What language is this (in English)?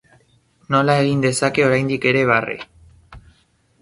Basque